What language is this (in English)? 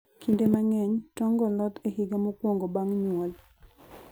Luo (Kenya and Tanzania)